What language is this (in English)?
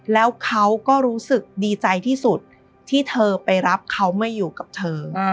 Thai